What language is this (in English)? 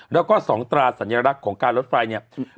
Thai